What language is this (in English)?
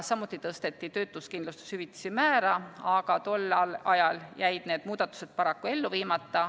Estonian